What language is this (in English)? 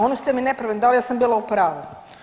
Croatian